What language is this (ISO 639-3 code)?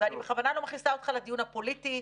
heb